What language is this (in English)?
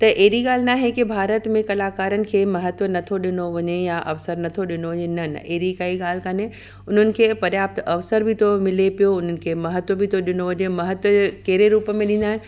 Sindhi